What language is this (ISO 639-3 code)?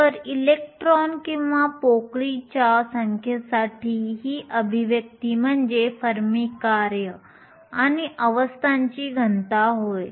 mar